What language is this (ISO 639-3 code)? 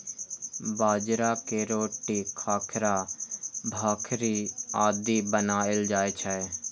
mai